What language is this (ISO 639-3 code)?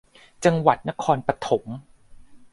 tha